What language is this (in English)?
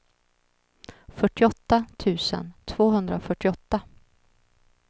Swedish